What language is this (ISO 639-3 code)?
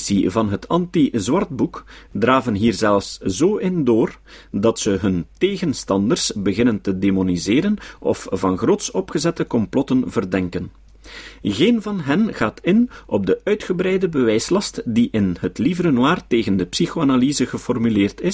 nld